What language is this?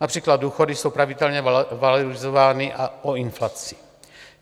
Czech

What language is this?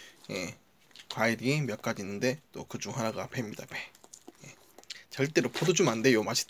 Korean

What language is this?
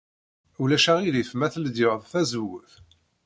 Kabyle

